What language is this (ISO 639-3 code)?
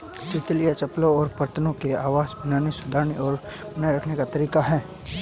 hin